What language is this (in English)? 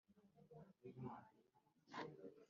Kinyarwanda